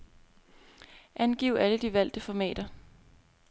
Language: Danish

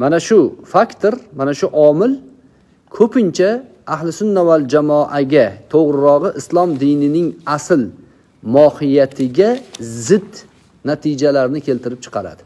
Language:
Turkish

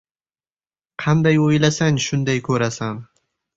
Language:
Uzbek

